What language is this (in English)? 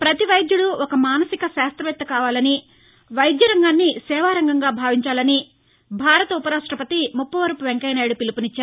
Telugu